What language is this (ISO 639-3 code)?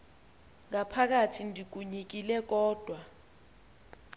xho